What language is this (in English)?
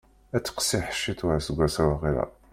Kabyle